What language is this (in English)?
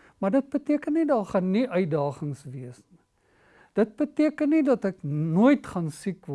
Dutch